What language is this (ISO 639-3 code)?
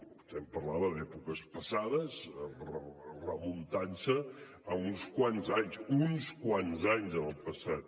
cat